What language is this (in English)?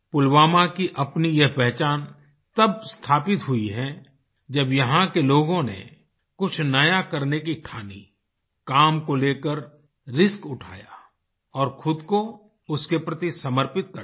Hindi